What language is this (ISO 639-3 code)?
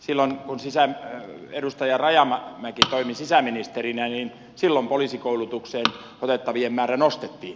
fin